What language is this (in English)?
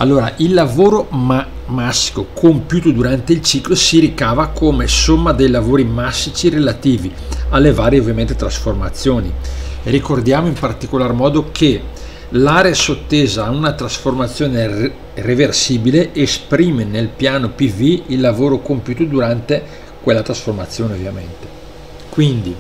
Italian